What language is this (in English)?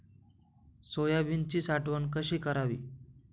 Marathi